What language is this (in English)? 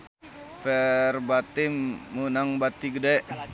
Sundanese